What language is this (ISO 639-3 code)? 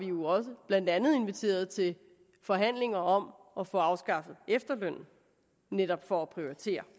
dan